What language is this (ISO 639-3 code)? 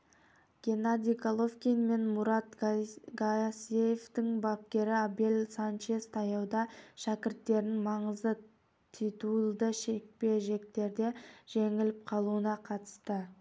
kaz